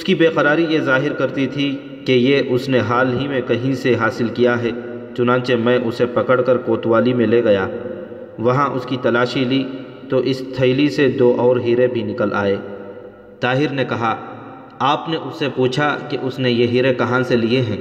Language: Urdu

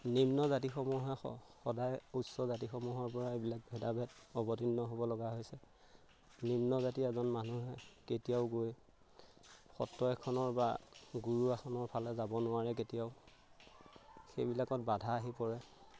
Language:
Assamese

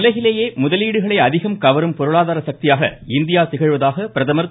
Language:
Tamil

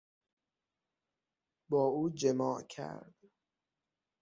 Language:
Persian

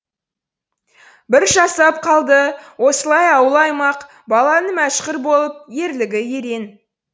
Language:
Kazakh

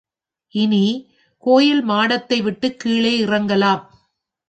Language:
Tamil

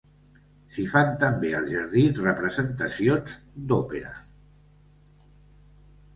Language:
Catalan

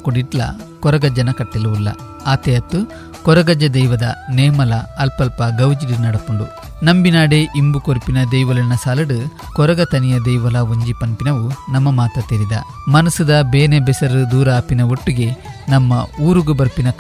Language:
Kannada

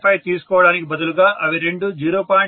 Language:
Telugu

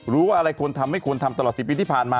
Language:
Thai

